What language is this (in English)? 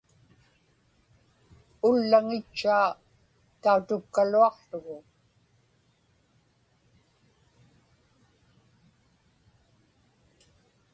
Inupiaq